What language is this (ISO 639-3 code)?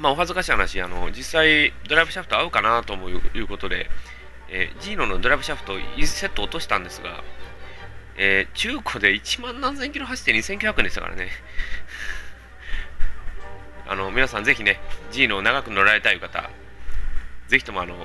jpn